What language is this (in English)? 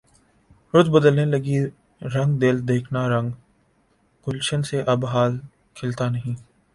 Urdu